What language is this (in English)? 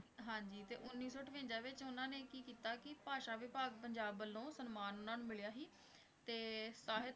Punjabi